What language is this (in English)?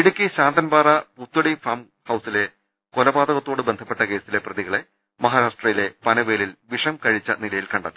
Malayalam